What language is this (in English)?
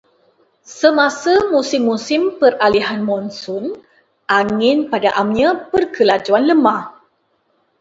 Malay